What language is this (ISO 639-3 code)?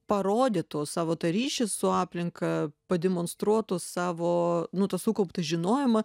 lit